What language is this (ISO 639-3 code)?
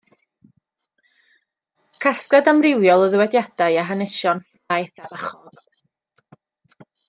cym